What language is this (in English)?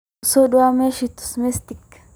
Somali